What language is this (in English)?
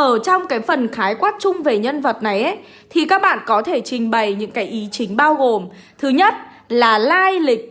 Vietnamese